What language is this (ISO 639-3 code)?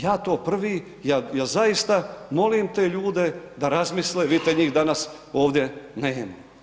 hrv